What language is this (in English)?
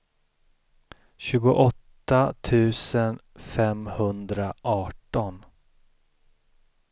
Swedish